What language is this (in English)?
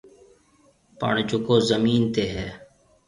Marwari (Pakistan)